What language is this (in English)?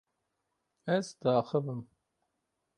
Kurdish